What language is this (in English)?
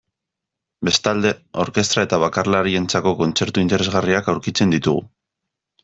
Basque